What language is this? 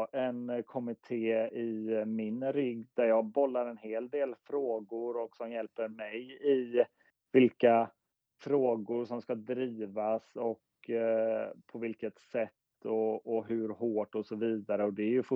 Swedish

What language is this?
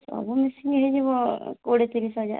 Odia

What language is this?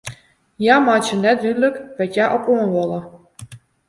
Western Frisian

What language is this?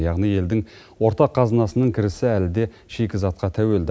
Kazakh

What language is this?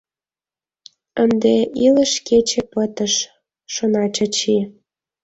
Mari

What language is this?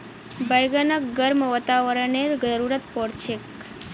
Magahi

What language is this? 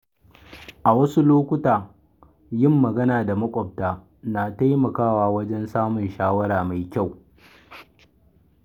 Hausa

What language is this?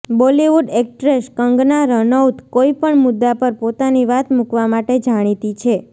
Gujarati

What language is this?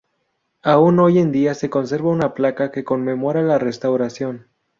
Spanish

